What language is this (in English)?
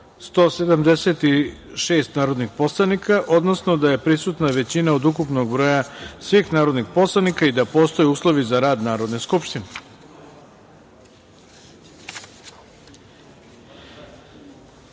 Serbian